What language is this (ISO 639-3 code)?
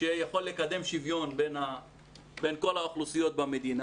heb